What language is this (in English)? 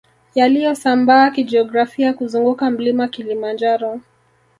Swahili